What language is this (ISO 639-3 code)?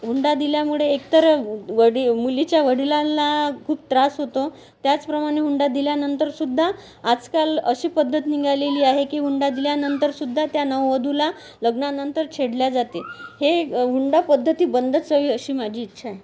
mar